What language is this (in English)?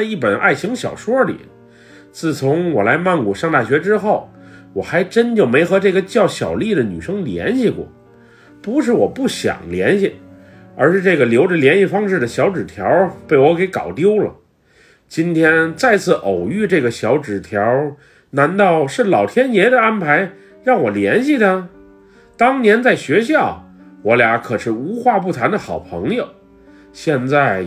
Chinese